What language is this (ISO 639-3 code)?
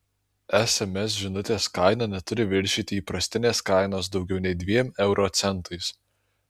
lit